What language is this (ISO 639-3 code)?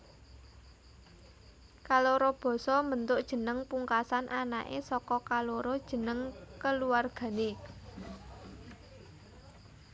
jav